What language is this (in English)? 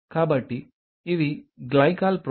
Telugu